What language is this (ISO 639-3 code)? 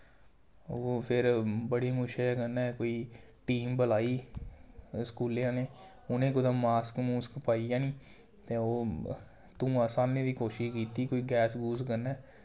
doi